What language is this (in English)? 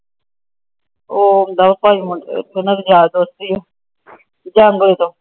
Punjabi